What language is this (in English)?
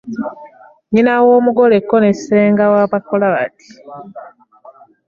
Ganda